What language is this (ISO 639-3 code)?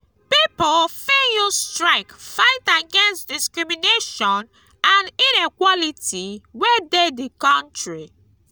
pcm